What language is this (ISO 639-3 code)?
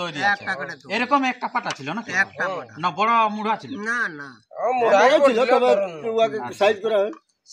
ben